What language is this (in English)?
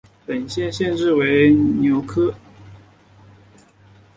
Chinese